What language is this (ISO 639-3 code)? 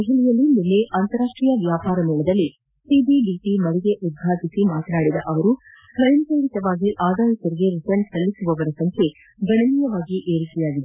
kan